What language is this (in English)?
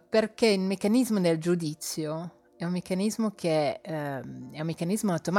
Italian